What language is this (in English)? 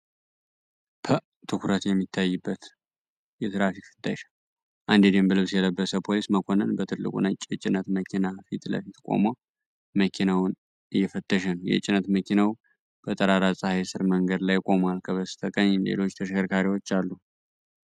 Amharic